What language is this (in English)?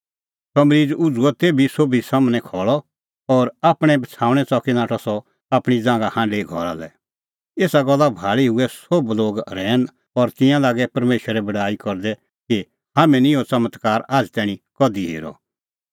Kullu Pahari